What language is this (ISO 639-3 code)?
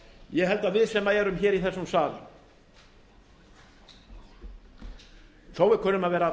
isl